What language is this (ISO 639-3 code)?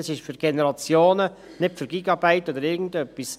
gsw